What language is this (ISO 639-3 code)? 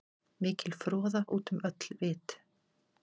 isl